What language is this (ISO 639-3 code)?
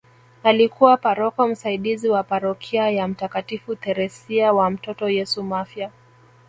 swa